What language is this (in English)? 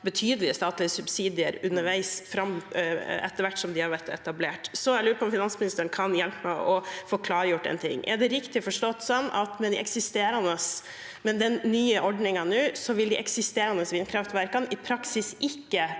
Norwegian